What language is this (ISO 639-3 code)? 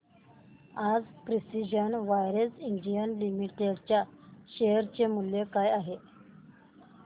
mar